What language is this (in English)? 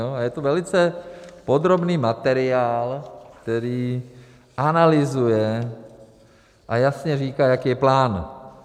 Czech